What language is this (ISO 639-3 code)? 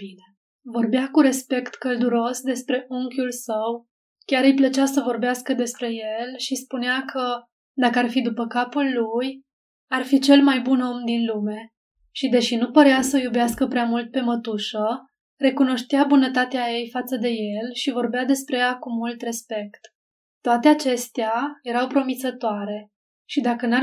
ron